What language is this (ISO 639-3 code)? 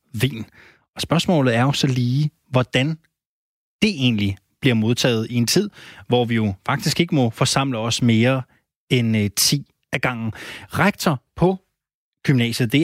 dan